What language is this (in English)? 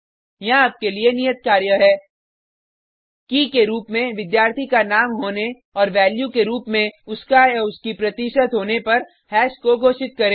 Hindi